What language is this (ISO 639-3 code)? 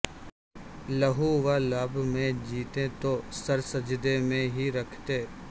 urd